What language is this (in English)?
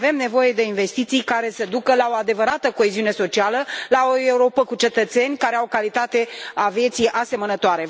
Romanian